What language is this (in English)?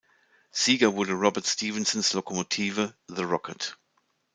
German